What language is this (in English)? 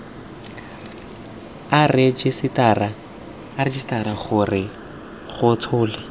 Tswana